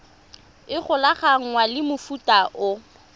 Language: Tswana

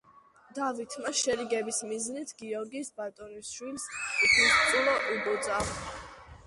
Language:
Georgian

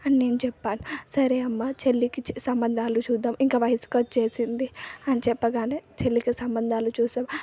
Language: Telugu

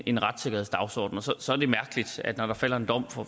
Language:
Danish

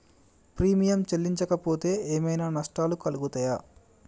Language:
Telugu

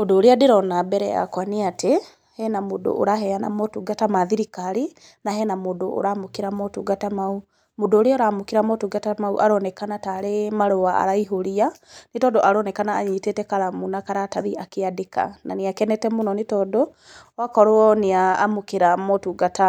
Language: Kikuyu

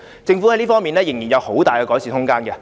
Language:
Cantonese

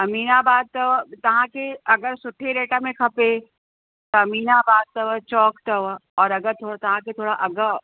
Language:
Sindhi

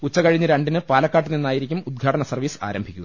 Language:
Malayalam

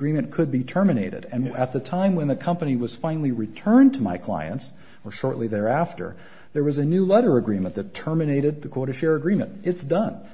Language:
English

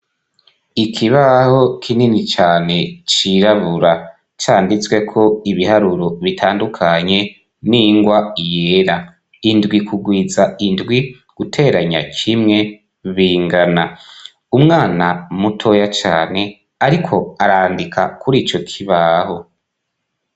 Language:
Rundi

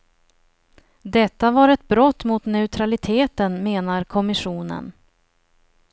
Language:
Swedish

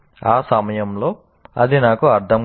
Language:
Telugu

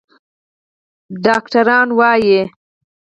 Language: Pashto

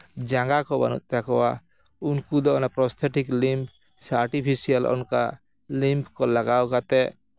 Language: Santali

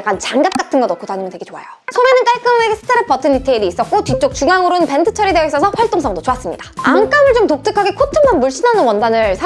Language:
Korean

